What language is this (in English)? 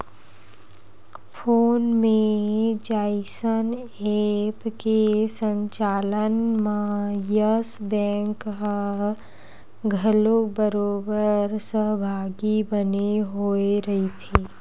Chhattisgarhi